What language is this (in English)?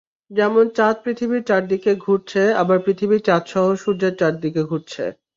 Bangla